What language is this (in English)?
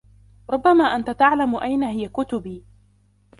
Arabic